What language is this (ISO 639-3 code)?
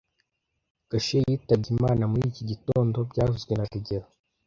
kin